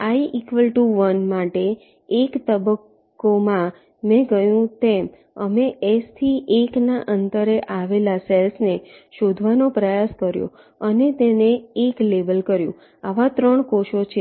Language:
Gujarati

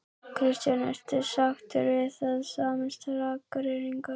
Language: Icelandic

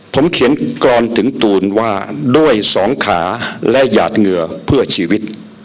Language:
Thai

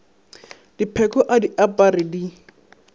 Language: Northern Sotho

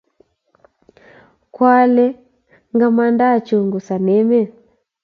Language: Kalenjin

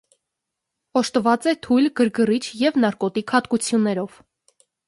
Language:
Armenian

